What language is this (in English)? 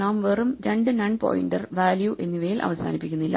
Malayalam